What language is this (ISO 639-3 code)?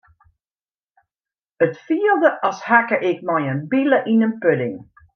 fry